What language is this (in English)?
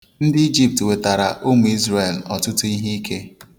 Igbo